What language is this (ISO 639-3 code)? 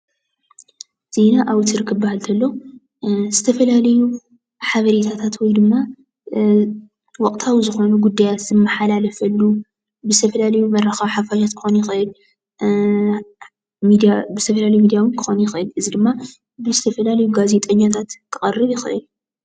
tir